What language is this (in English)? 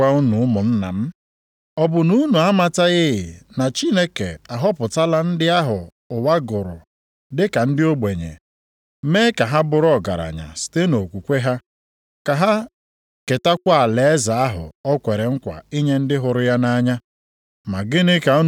Igbo